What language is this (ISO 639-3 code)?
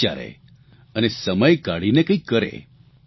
guj